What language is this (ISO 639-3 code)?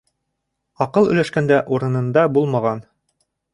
bak